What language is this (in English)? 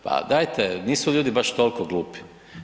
Croatian